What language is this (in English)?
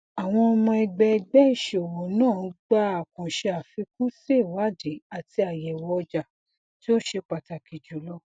Yoruba